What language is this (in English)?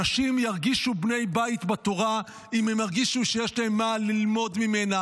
Hebrew